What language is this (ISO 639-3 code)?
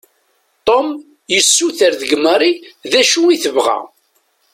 kab